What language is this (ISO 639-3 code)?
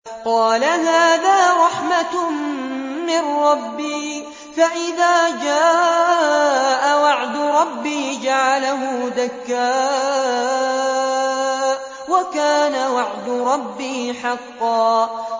ara